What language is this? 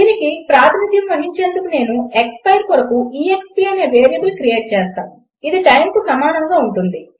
Telugu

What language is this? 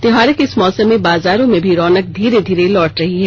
Hindi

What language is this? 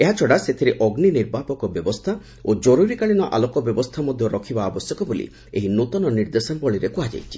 Odia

